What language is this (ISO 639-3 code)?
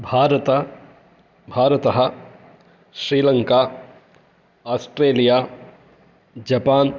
san